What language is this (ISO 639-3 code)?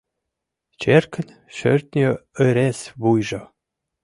chm